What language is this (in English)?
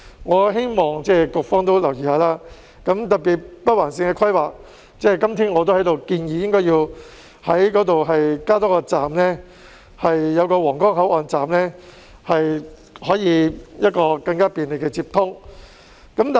Cantonese